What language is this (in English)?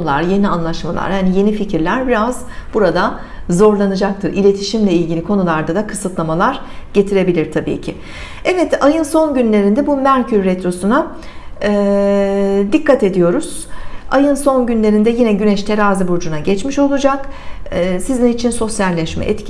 Turkish